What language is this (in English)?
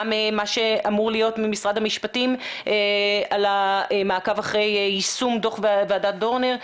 Hebrew